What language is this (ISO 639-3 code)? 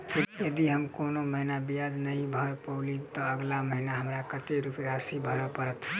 mai